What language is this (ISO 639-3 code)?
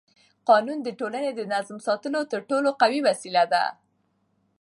pus